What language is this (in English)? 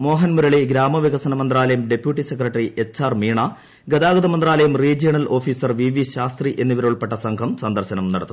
Malayalam